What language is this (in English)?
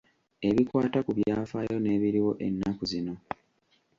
Ganda